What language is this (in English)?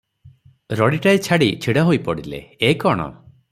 Odia